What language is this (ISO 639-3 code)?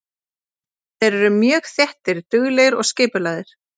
isl